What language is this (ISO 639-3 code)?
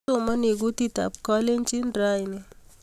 kln